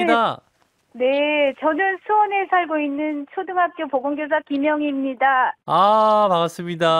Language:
Korean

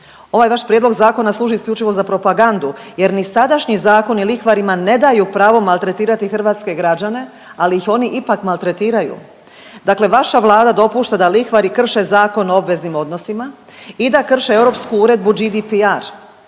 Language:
Croatian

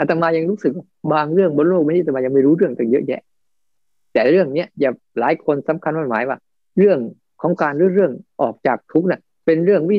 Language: Thai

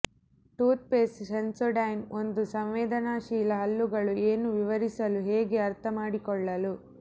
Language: Kannada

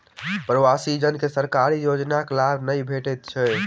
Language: Maithili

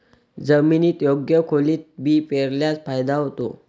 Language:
Marathi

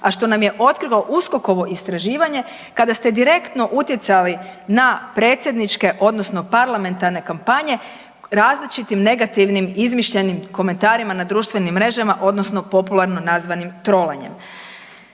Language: Croatian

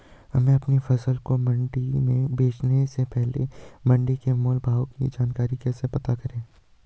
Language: Hindi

